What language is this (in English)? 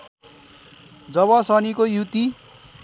Nepali